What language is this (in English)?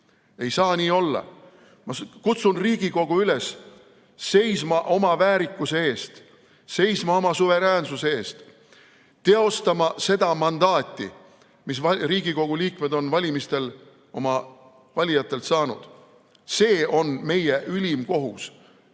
Estonian